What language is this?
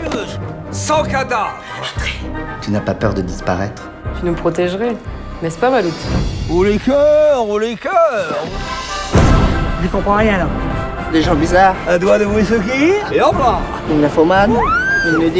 French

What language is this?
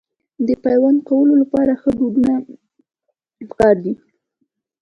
Pashto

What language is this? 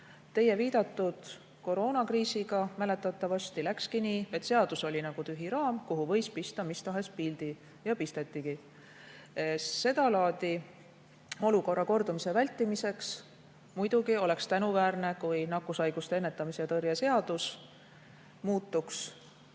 Estonian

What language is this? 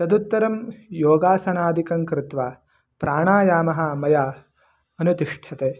Sanskrit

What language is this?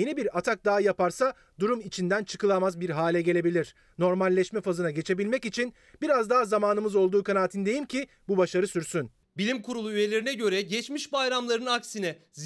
Turkish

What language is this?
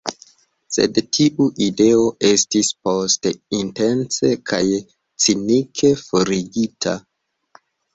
Esperanto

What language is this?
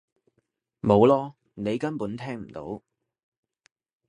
Cantonese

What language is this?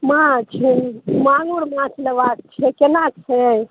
Maithili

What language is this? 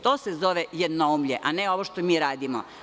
Serbian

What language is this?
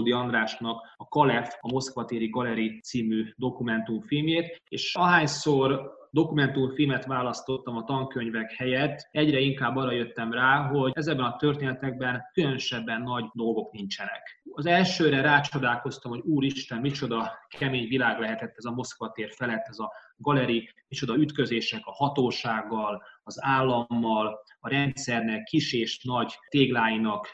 Hungarian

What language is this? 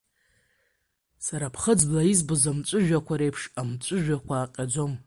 Abkhazian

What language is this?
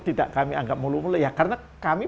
Indonesian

